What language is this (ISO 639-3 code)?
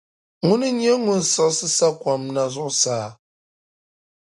dag